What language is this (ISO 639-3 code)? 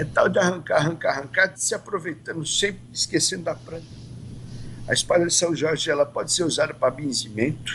por